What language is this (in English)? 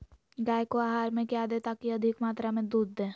Magahi